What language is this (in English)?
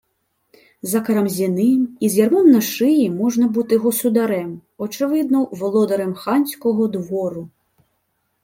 Ukrainian